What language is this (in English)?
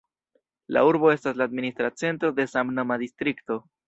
Esperanto